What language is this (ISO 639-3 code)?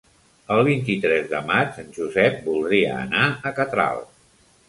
cat